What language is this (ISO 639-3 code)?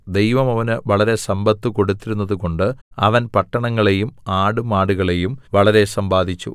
mal